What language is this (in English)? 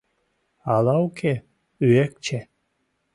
Mari